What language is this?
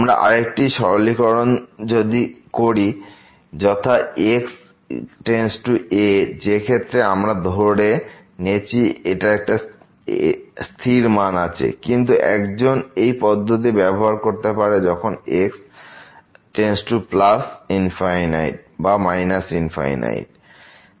Bangla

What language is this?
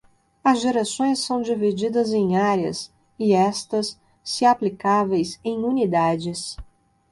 Portuguese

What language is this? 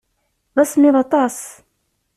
Kabyle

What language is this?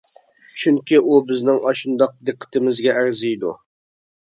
Uyghur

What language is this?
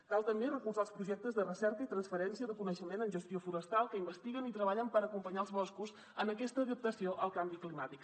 Catalan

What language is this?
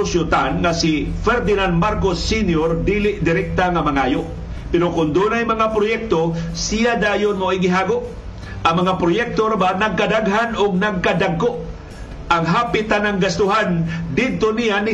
Filipino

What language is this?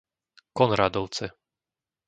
Slovak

